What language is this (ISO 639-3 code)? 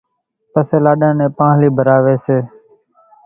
gjk